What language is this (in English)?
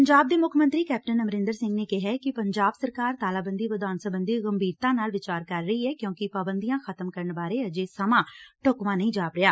Punjabi